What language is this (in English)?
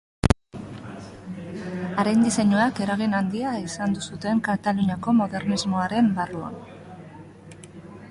Basque